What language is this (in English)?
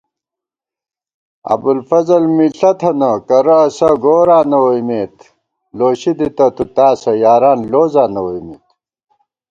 Gawar-Bati